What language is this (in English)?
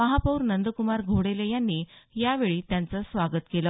Marathi